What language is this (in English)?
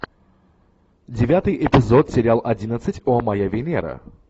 Russian